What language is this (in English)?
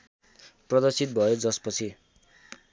Nepali